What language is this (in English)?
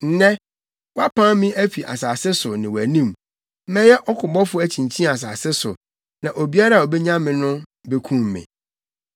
Akan